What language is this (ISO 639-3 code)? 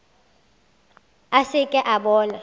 nso